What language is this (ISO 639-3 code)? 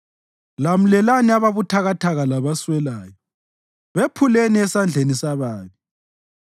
nde